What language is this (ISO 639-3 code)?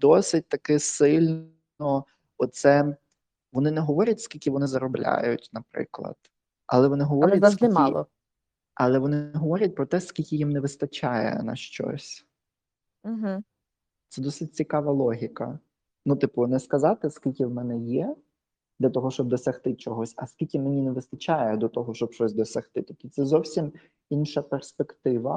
ukr